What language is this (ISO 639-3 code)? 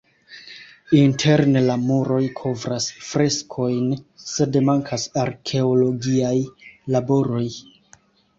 epo